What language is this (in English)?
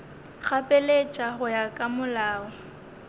Northern Sotho